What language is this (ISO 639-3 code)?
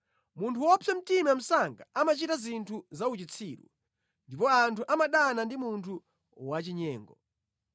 nya